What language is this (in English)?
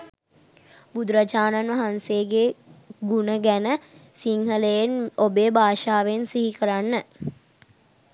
Sinhala